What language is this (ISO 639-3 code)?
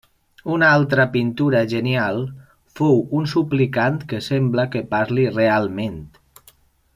cat